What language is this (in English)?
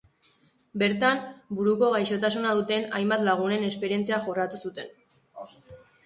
Basque